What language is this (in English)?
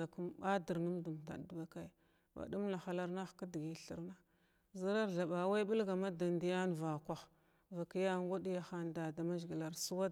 Glavda